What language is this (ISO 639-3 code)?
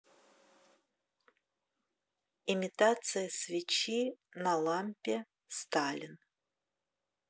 rus